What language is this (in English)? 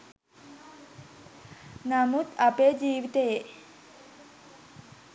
Sinhala